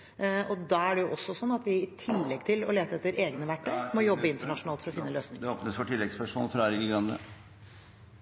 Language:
Norwegian Bokmål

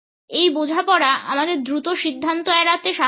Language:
Bangla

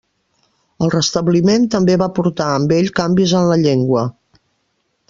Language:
Catalan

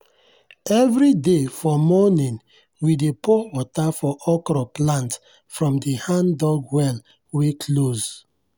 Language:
Nigerian Pidgin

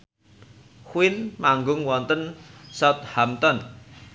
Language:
Javanese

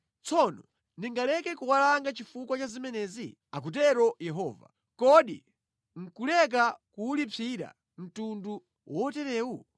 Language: Nyanja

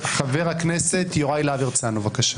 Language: Hebrew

